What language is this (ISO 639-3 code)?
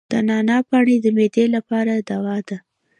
pus